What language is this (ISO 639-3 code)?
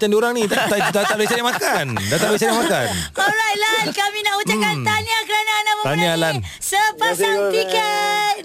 msa